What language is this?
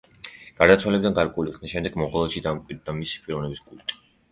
Georgian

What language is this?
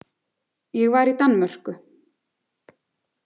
Icelandic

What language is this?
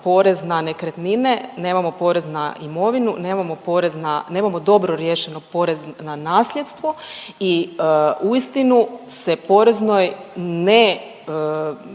Croatian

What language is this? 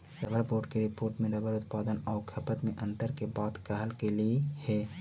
Magahi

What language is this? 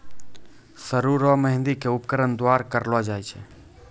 Maithili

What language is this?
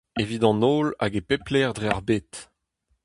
Breton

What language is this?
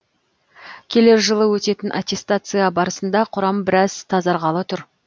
Kazakh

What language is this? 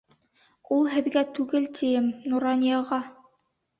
Bashkir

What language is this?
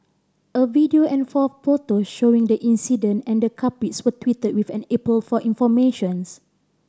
English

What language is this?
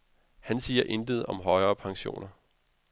Danish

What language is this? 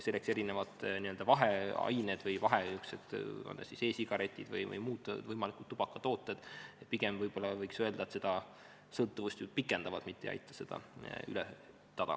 Estonian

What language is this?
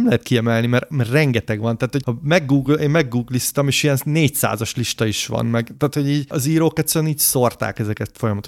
Hungarian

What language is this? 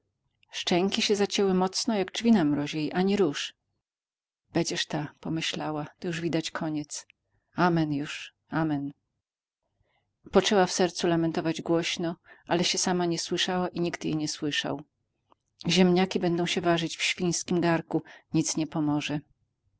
Polish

